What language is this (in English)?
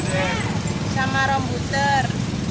Indonesian